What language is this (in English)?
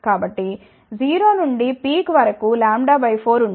Telugu